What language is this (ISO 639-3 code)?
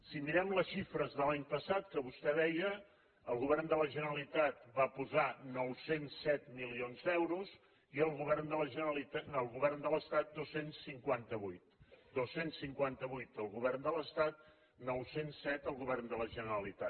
cat